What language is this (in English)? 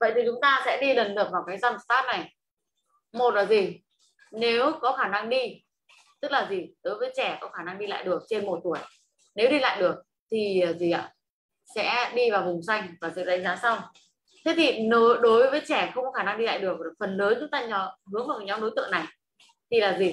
Vietnamese